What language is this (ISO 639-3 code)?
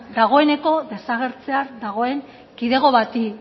eus